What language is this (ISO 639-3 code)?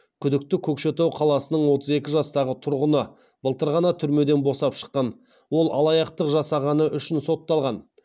kaz